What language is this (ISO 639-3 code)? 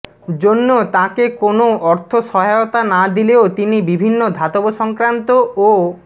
ben